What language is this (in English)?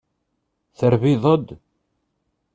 Kabyle